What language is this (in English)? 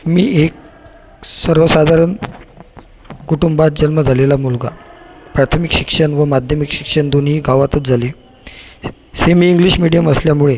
Marathi